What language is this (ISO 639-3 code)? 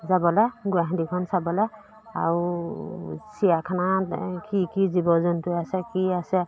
asm